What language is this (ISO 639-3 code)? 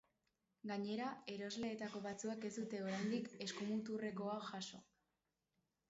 eus